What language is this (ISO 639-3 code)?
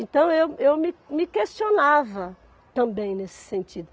por